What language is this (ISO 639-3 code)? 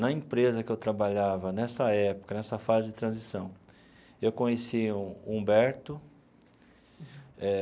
por